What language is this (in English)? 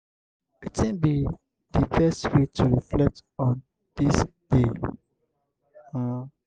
Nigerian Pidgin